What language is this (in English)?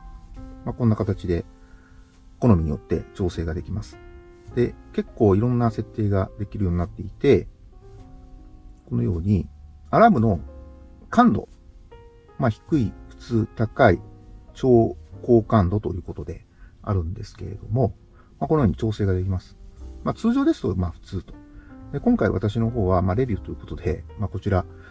Japanese